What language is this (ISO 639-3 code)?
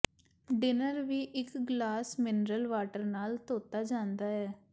pan